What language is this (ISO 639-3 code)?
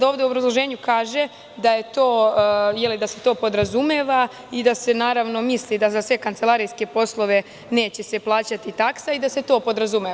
srp